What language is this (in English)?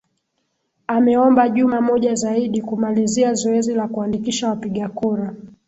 Swahili